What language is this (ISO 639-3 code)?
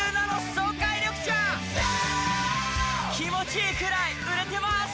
jpn